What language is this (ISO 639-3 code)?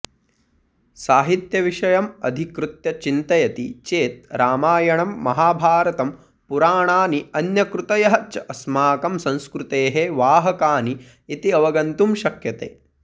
san